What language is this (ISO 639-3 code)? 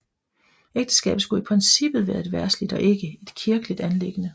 dan